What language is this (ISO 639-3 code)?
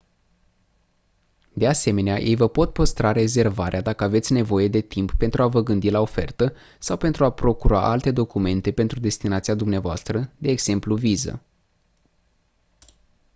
ron